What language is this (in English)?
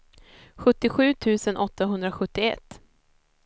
Swedish